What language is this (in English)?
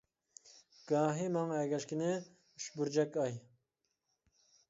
Uyghur